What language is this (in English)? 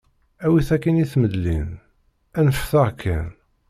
Kabyle